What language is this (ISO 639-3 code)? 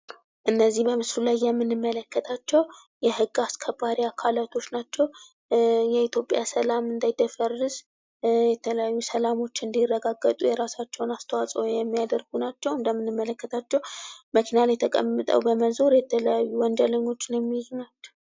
amh